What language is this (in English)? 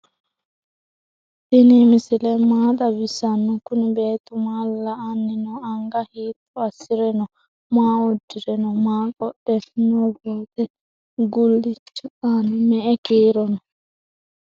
Sidamo